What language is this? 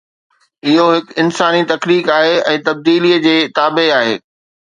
Sindhi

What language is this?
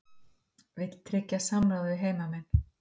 Icelandic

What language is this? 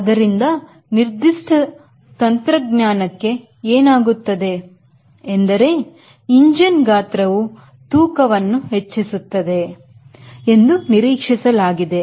Kannada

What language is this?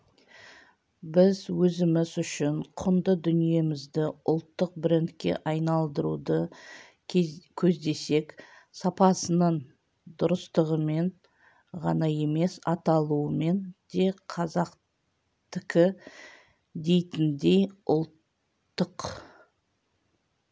Kazakh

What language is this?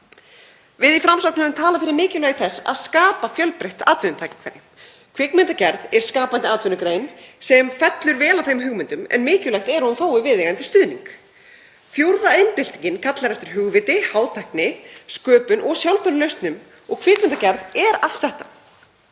Icelandic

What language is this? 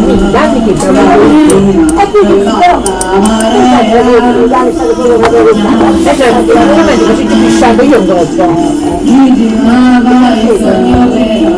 Italian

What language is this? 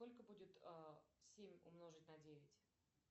Russian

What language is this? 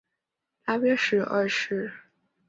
Chinese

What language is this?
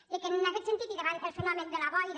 Catalan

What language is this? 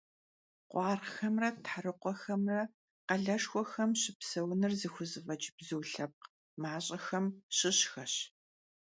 Kabardian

